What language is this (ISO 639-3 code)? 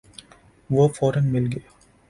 urd